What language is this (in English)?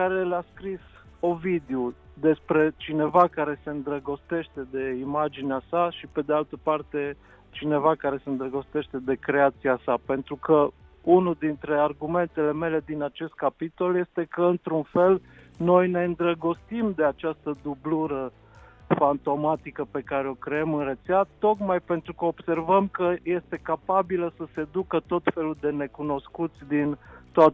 Romanian